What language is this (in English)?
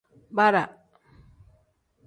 Tem